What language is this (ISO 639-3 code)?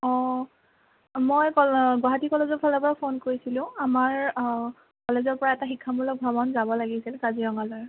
asm